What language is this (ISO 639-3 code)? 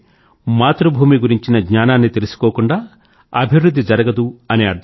tel